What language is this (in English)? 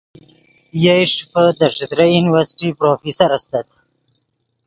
Yidgha